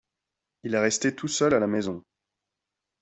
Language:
French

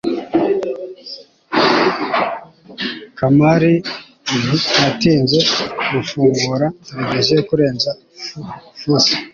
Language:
Kinyarwanda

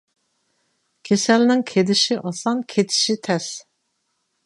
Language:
Uyghur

